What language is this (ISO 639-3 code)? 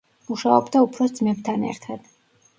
kat